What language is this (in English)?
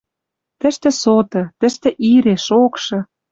Western Mari